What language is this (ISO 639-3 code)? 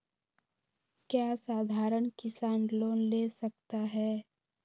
mag